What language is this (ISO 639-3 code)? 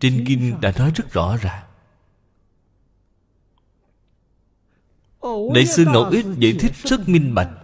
vie